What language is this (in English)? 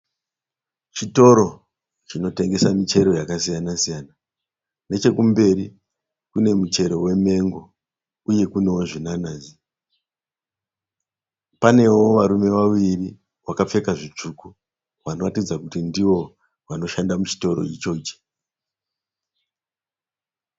Shona